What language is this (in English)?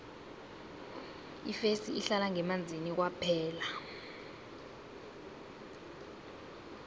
South Ndebele